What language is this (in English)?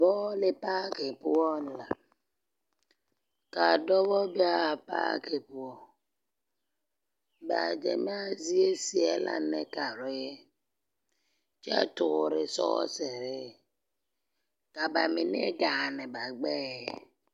Southern Dagaare